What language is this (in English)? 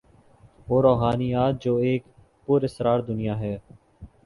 Urdu